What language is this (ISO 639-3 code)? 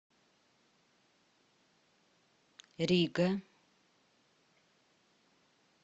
rus